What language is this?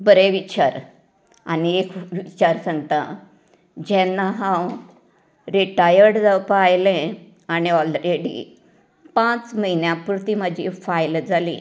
Konkani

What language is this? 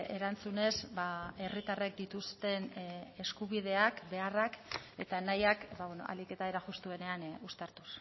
Basque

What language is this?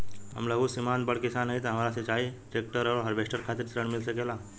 Bhojpuri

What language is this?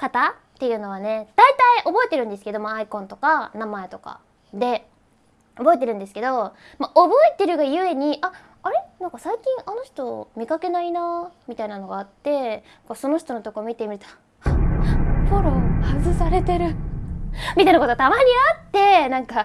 Japanese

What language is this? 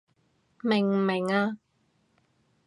Cantonese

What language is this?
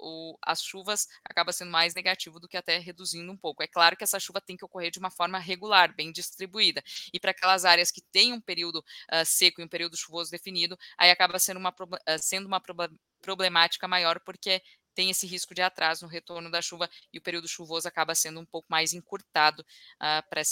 Portuguese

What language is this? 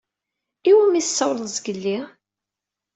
Kabyle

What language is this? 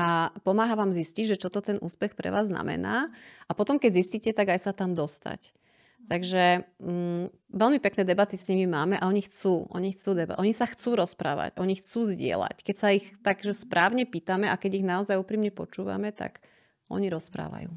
Slovak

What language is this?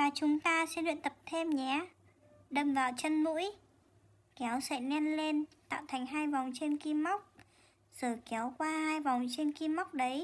Vietnamese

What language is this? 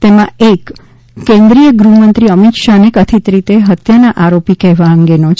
Gujarati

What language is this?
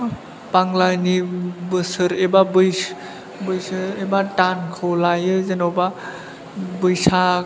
Bodo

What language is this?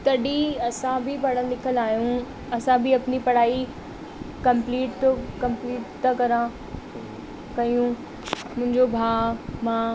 Sindhi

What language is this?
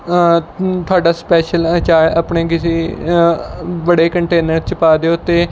Punjabi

